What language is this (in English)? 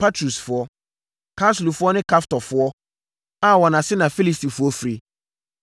Akan